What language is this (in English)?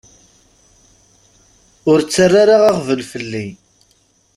Kabyle